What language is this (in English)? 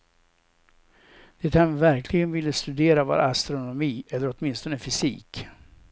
Swedish